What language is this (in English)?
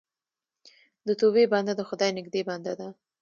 Pashto